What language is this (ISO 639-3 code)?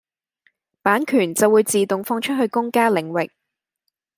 yue